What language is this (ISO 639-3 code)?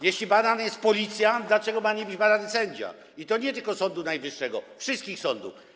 pol